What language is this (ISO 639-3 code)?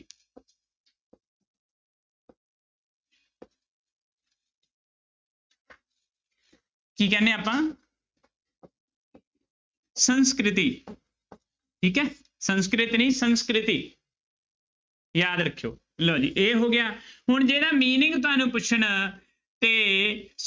pan